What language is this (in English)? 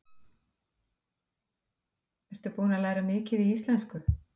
Icelandic